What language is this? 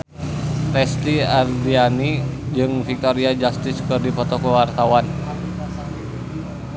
Sundanese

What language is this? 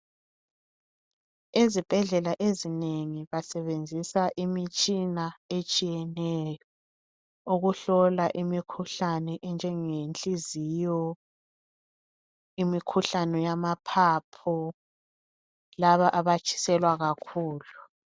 North Ndebele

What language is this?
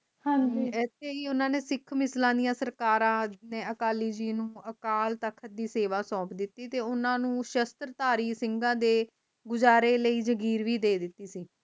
Punjabi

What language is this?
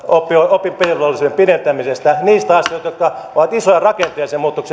Finnish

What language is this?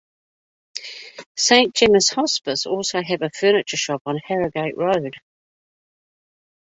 English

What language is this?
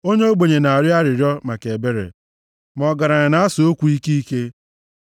Igbo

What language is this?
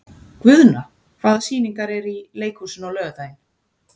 Icelandic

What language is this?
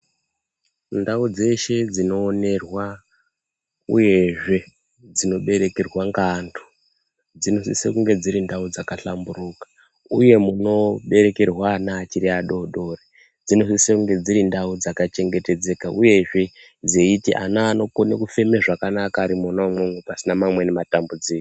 Ndau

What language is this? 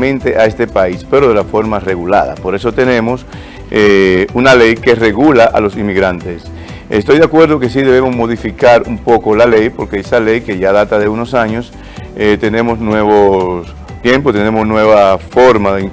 Spanish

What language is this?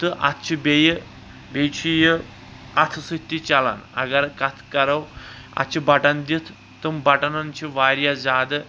Kashmiri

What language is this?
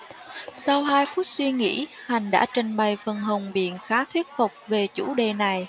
Vietnamese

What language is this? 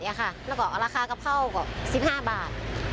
Thai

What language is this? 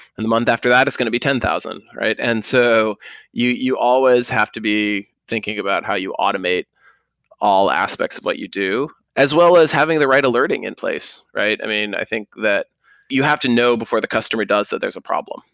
English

